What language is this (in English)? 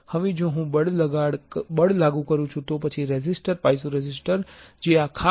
Gujarati